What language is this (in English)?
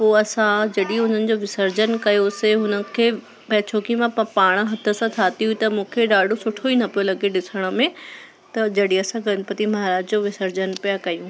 Sindhi